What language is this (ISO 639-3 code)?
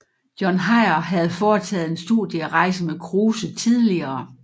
dan